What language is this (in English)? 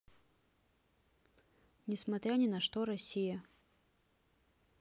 Russian